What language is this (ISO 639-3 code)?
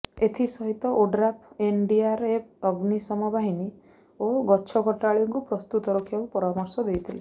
ori